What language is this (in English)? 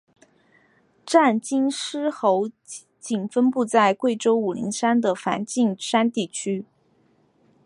Chinese